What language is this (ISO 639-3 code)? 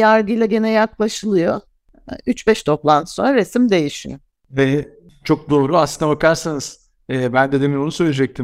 tur